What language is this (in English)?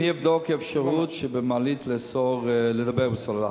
Hebrew